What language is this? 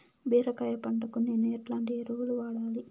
Telugu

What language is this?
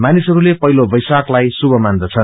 Nepali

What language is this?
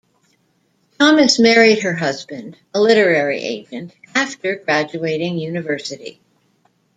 English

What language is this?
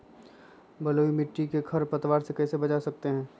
Magahi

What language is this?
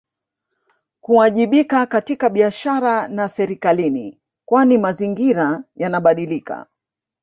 Swahili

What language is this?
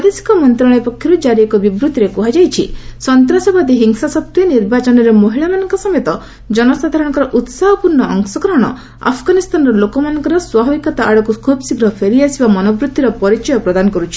Odia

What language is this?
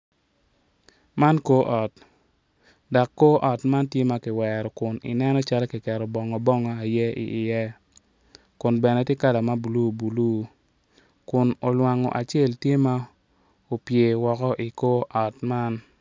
Acoli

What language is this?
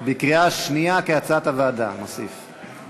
Hebrew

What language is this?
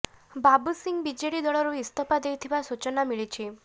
Odia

